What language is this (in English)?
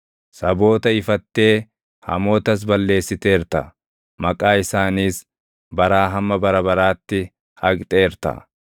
Oromo